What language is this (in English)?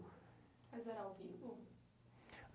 Portuguese